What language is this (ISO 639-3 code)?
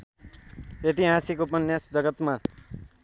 nep